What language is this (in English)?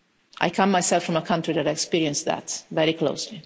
English